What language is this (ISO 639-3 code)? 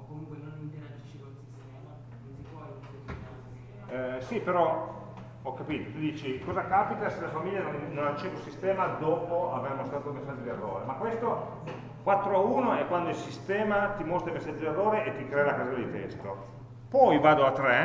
ita